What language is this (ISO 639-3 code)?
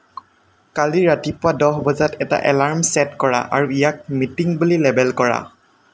asm